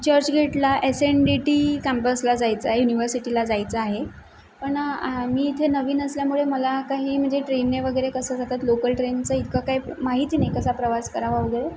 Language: Marathi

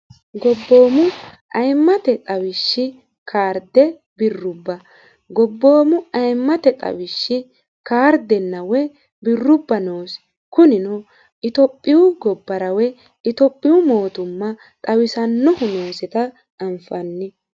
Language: Sidamo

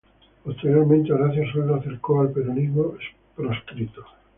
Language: Spanish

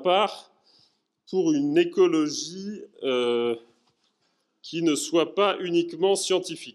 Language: French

